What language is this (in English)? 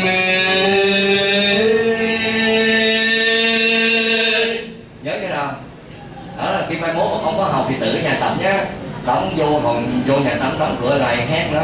Vietnamese